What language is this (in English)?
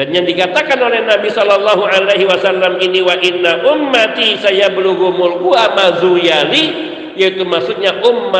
Indonesian